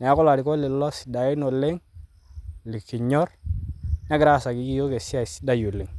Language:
Masai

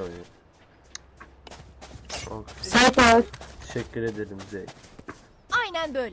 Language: Turkish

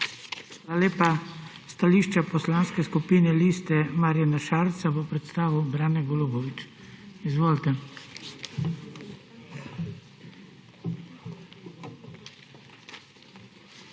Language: Slovenian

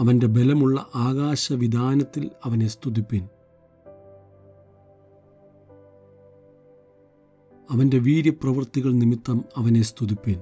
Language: Malayalam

